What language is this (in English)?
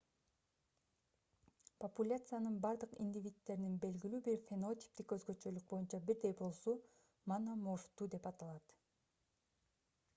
Kyrgyz